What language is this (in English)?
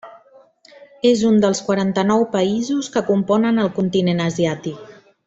Catalan